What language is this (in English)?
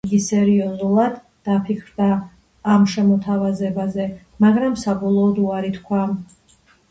Georgian